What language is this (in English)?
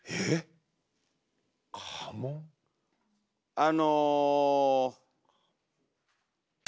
Japanese